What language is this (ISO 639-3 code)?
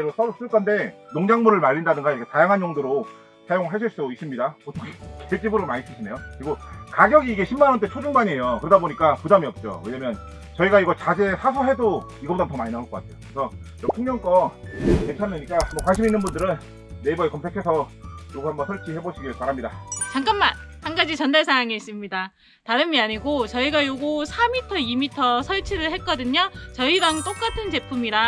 kor